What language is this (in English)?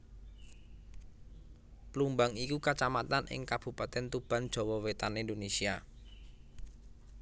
Javanese